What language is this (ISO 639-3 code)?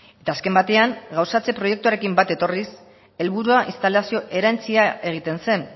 eus